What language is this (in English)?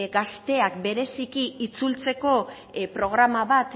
Basque